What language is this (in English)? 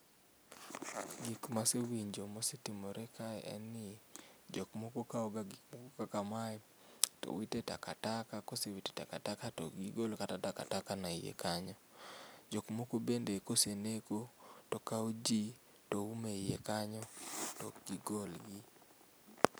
Luo (Kenya and Tanzania)